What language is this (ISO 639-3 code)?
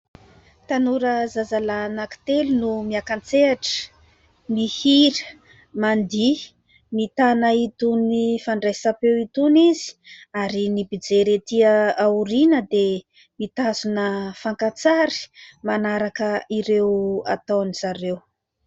mlg